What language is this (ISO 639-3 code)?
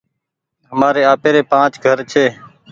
gig